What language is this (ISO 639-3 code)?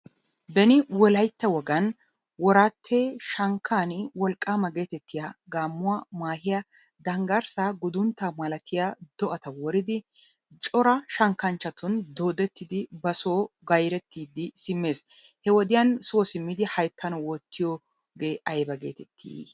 wal